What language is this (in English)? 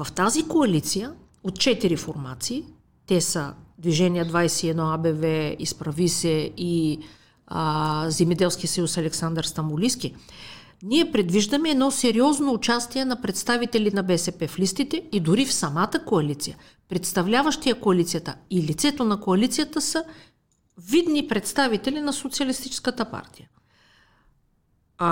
Bulgarian